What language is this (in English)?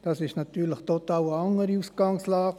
Swiss German